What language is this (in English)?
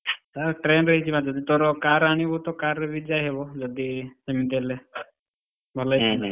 Odia